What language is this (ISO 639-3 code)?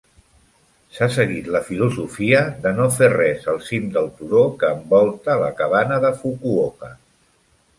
cat